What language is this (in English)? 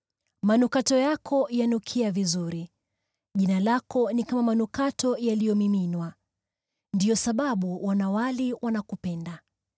Swahili